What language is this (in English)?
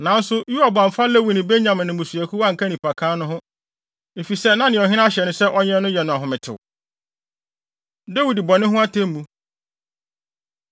Akan